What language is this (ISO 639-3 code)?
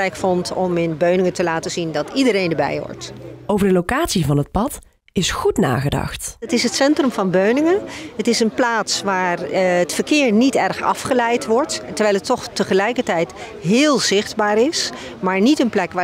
nld